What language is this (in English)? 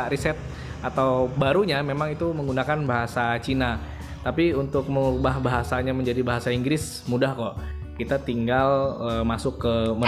Indonesian